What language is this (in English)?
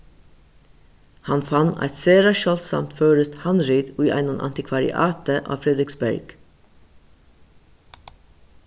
Faroese